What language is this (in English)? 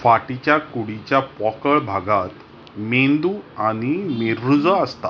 Konkani